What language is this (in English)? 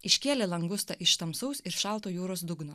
Lithuanian